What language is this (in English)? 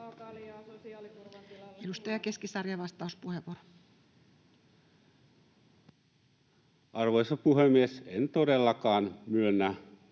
Finnish